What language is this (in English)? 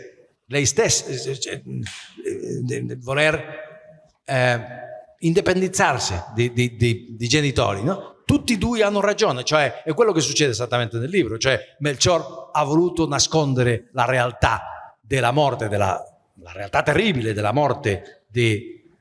Italian